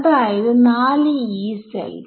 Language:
Malayalam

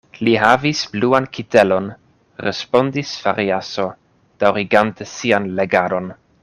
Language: Esperanto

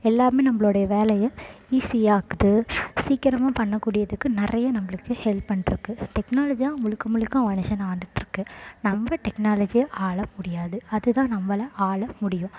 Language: Tamil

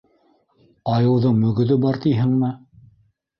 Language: Bashkir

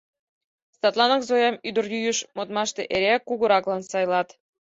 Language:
Mari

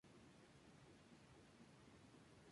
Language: Spanish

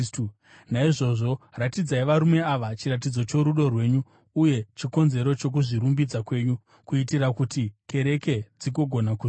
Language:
Shona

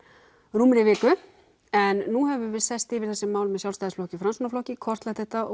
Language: Icelandic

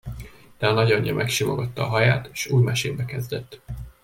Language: Hungarian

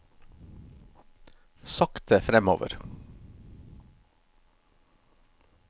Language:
Norwegian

